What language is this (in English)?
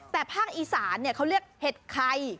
Thai